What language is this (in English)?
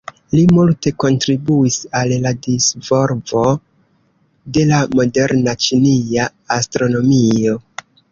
Esperanto